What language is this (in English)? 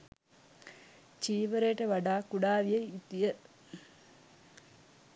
Sinhala